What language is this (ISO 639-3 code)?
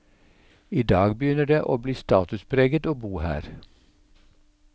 nor